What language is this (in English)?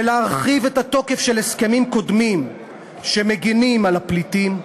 Hebrew